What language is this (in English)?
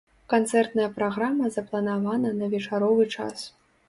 Belarusian